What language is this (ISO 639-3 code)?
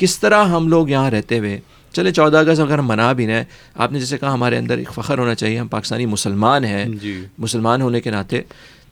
urd